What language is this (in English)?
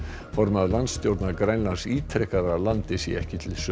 Icelandic